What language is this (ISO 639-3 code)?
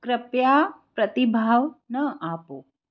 guj